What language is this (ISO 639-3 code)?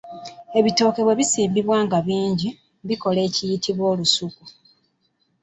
lug